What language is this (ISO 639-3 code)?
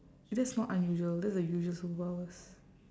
eng